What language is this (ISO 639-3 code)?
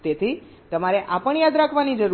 guj